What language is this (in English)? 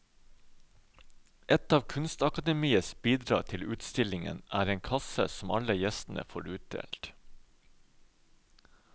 Norwegian